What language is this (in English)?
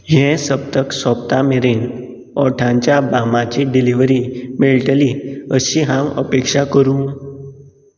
Konkani